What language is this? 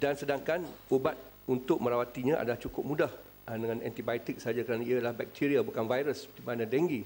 Malay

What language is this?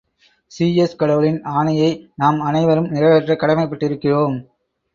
Tamil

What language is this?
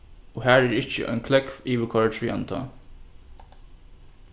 Faroese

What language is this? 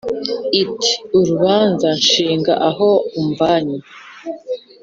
Kinyarwanda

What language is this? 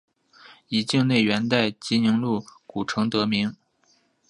Chinese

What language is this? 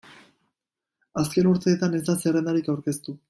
Basque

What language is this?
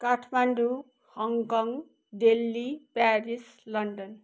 Nepali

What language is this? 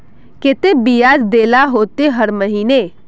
Magahi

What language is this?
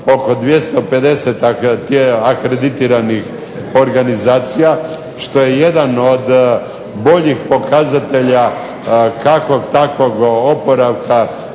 Croatian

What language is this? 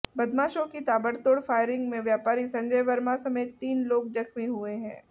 Hindi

